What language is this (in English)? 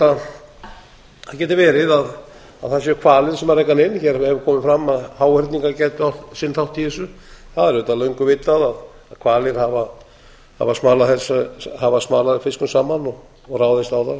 Icelandic